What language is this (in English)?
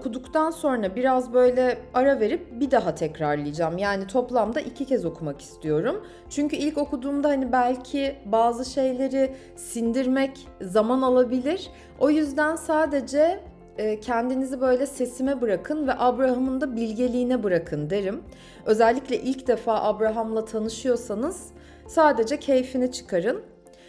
Turkish